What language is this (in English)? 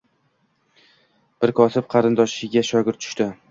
Uzbek